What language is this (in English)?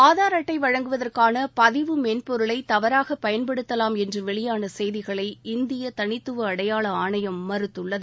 Tamil